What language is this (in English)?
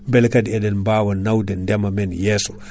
Fula